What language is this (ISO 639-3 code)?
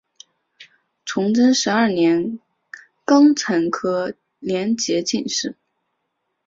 zho